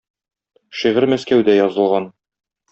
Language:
Tatar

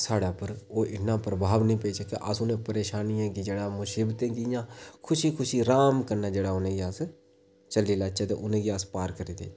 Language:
Dogri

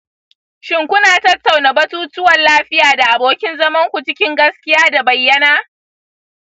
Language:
Hausa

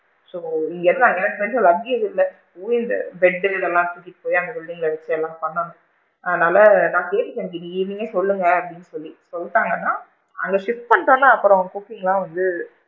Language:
Tamil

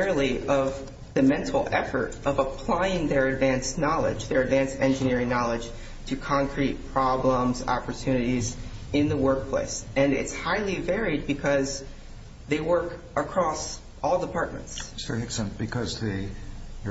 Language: English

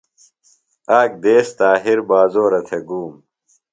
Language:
Phalura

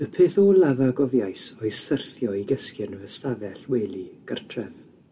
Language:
Welsh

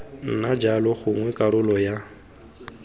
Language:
Tswana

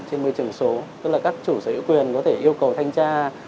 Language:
Vietnamese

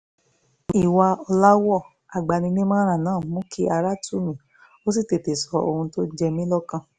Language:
Yoruba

